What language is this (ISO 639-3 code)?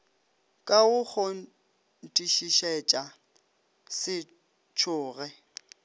nso